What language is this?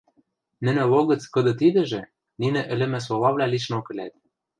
Western Mari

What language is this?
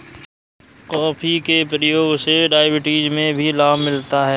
Hindi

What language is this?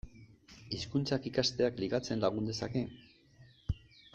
Basque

